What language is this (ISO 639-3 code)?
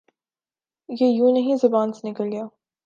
urd